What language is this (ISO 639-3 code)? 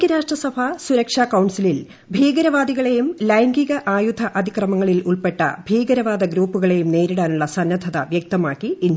mal